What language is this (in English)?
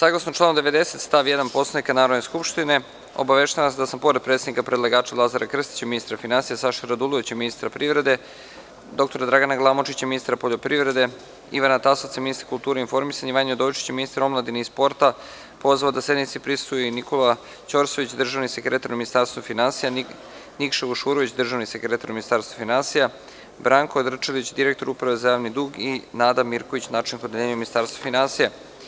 Serbian